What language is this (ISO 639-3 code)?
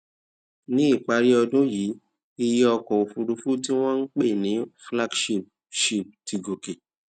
yor